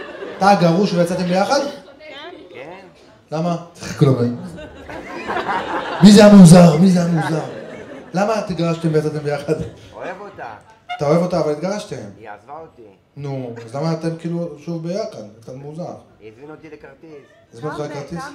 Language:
Hebrew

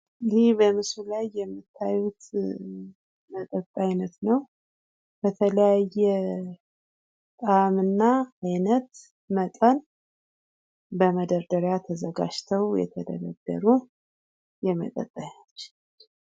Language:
Amharic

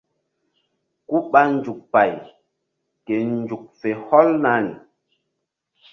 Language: Mbum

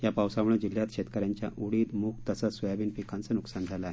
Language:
Marathi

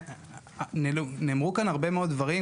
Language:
Hebrew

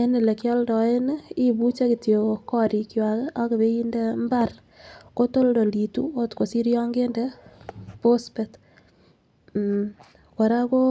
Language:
Kalenjin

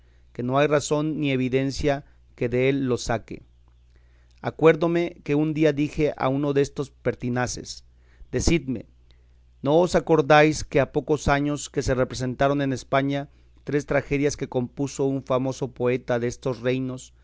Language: Spanish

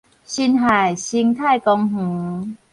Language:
Min Nan Chinese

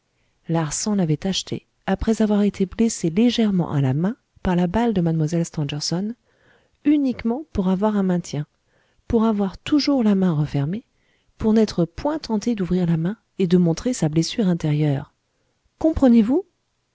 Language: French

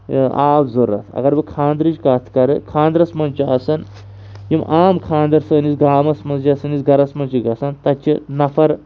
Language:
Kashmiri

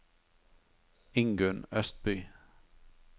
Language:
Norwegian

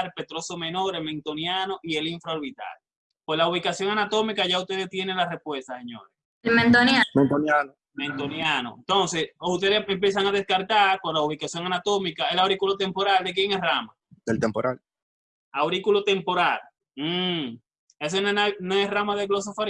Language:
Spanish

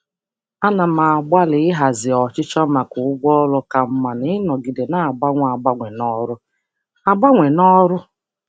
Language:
Igbo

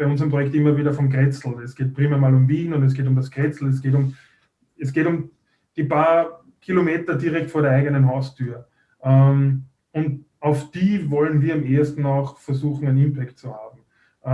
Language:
German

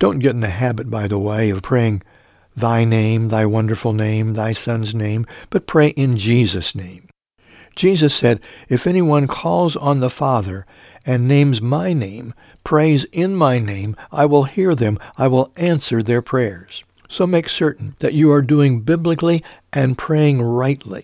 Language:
English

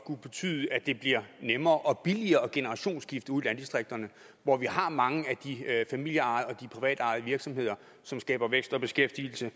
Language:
Danish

